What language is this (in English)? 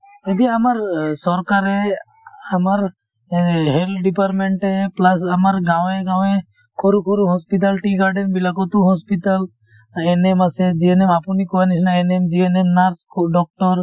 Assamese